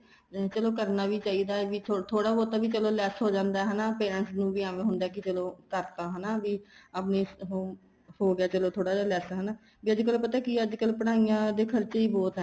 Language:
Punjabi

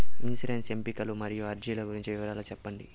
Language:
Telugu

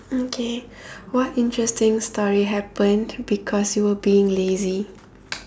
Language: English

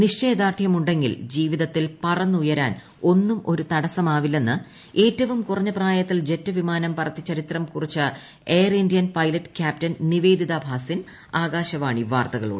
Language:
Malayalam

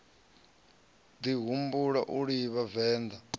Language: Venda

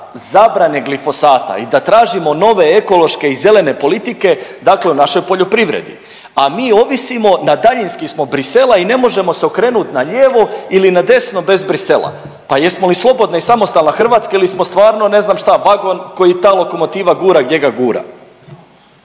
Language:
Croatian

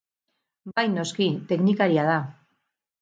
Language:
Basque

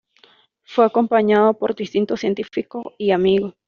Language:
Spanish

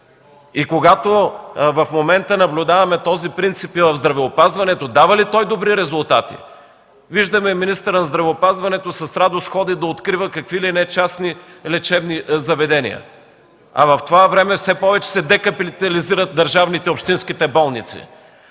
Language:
Bulgarian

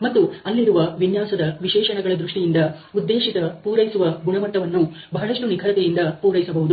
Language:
Kannada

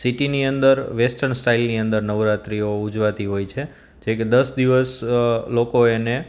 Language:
Gujarati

